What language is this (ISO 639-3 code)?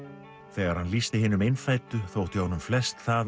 isl